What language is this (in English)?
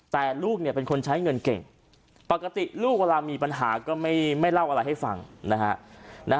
Thai